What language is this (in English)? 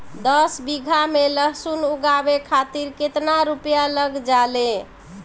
Bhojpuri